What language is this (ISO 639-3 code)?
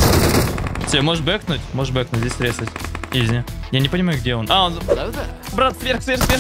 rus